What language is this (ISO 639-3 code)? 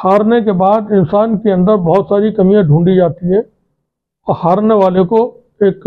hin